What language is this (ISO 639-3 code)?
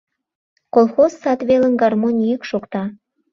chm